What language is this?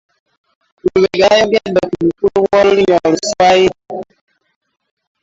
Ganda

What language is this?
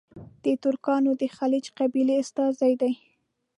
Pashto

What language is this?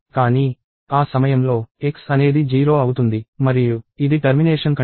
Telugu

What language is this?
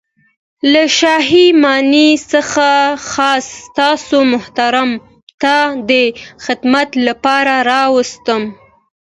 Pashto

